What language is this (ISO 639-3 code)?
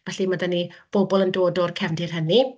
cym